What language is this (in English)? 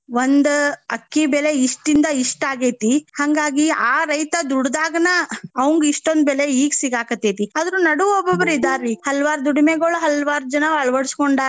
Kannada